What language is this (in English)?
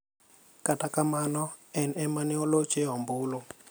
Luo (Kenya and Tanzania)